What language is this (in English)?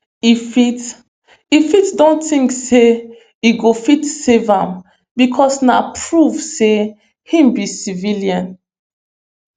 Nigerian Pidgin